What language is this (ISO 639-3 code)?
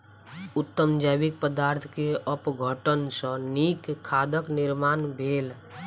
mai